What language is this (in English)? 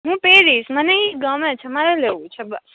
Gujarati